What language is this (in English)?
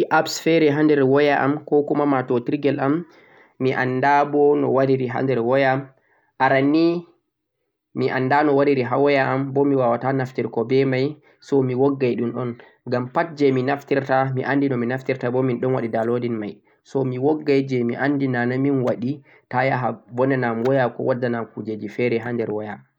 Central-Eastern Niger Fulfulde